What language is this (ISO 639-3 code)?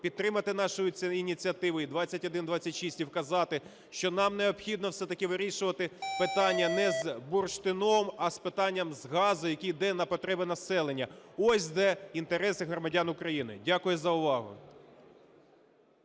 ukr